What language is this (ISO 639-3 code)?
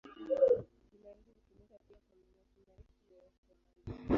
swa